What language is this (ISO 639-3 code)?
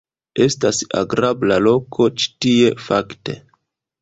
epo